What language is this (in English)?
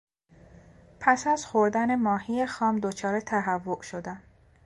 Persian